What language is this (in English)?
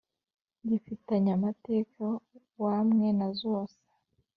Kinyarwanda